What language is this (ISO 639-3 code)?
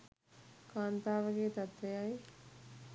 sin